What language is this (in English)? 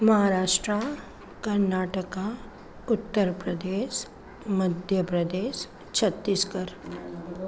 Sindhi